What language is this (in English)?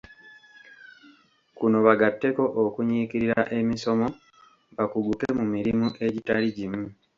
Ganda